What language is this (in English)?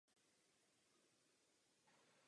Czech